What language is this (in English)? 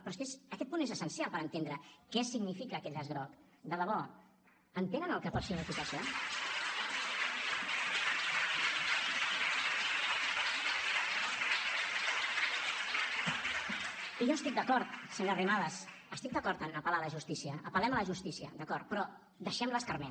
Catalan